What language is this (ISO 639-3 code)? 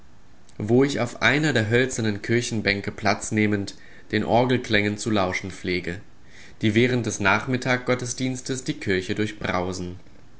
deu